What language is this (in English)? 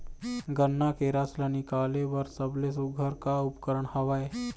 Chhattisgarhi